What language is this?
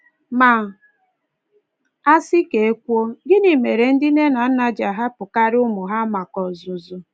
Igbo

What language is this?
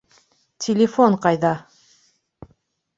Bashkir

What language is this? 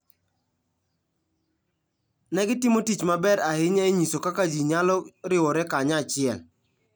Luo (Kenya and Tanzania)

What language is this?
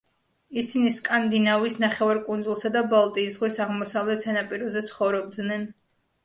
Georgian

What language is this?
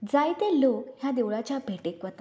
Konkani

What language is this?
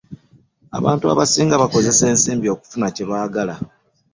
Ganda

